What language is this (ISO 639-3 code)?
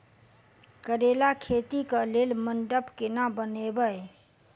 mai